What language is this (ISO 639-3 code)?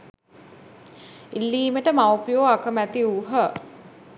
sin